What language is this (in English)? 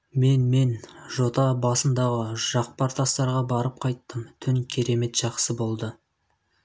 Kazakh